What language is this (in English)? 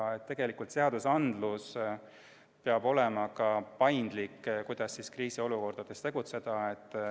Estonian